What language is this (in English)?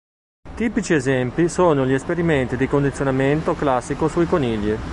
Italian